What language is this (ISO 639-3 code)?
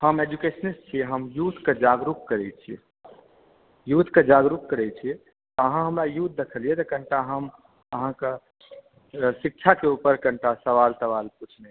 mai